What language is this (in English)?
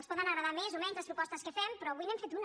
Catalan